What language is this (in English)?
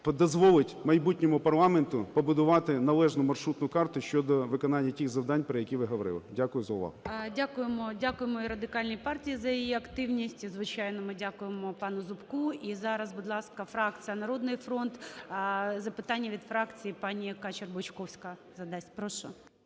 Ukrainian